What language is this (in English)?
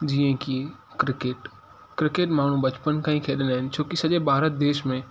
Sindhi